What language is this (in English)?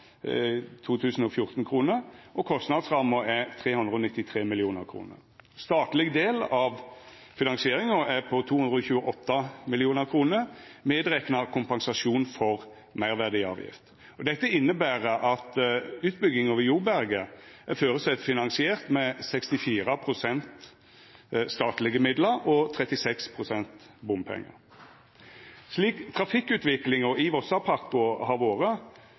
Norwegian Nynorsk